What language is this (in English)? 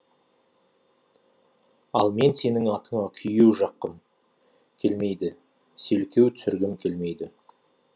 Kazakh